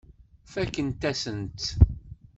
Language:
Kabyle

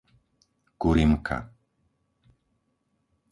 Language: Slovak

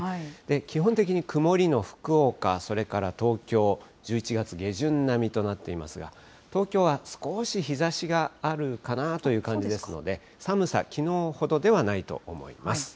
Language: Japanese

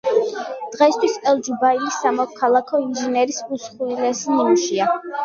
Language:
Georgian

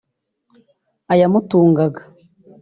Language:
Kinyarwanda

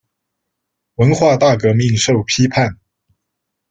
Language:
Chinese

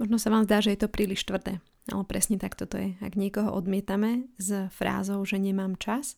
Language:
Slovak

